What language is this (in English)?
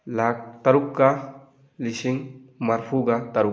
Manipuri